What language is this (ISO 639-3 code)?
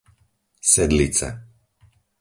slk